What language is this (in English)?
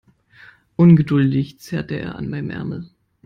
German